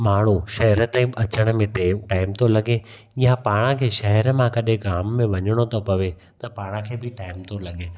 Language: Sindhi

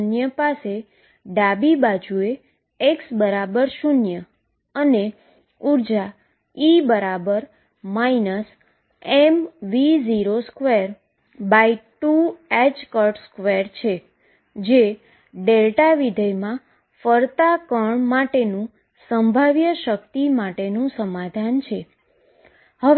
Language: Gujarati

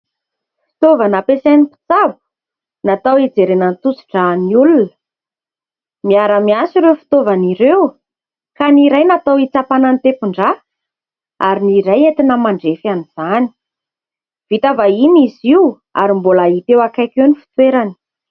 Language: Malagasy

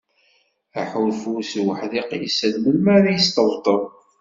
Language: Kabyle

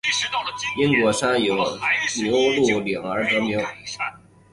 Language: Chinese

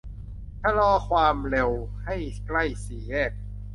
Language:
Thai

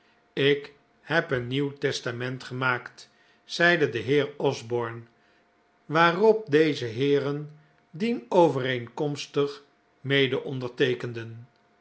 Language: Dutch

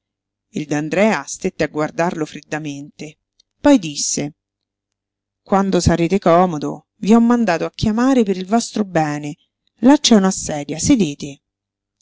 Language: Italian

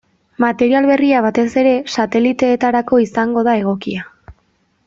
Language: Basque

